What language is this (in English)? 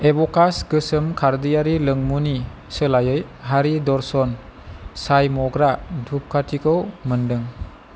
Bodo